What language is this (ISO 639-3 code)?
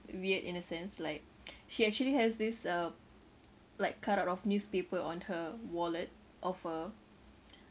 eng